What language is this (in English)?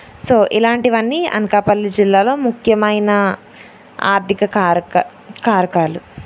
Telugu